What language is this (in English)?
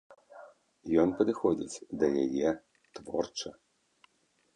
Belarusian